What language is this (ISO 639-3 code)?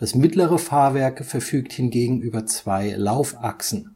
deu